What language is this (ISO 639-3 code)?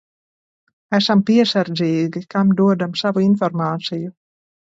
lav